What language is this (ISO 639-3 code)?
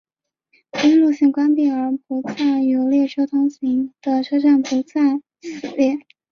zho